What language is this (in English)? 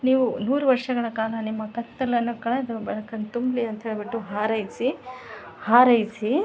Kannada